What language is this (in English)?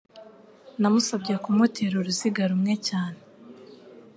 Kinyarwanda